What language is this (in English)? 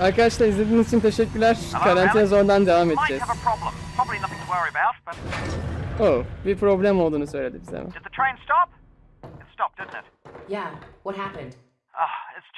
Turkish